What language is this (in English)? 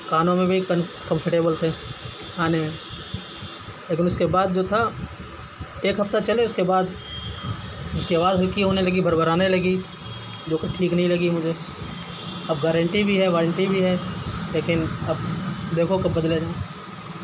Urdu